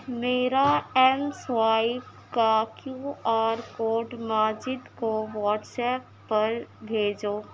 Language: Urdu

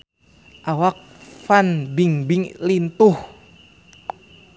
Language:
Sundanese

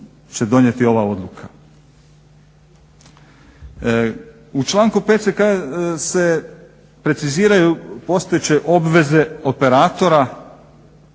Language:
Croatian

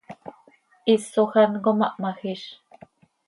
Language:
Seri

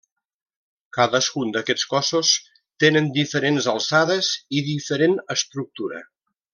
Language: Catalan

